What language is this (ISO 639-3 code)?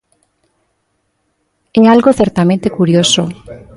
glg